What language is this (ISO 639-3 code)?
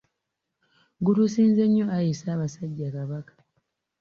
lug